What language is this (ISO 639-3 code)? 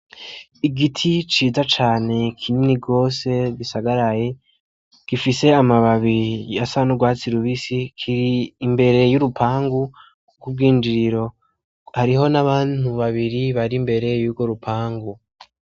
run